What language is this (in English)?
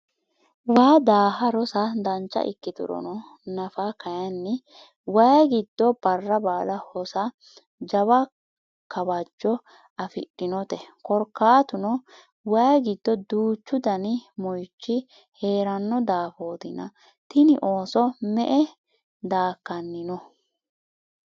Sidamo